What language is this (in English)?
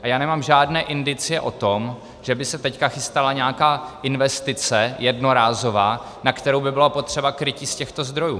Czech